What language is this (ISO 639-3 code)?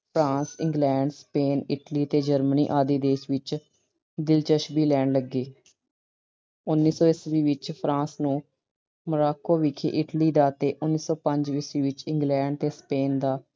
pan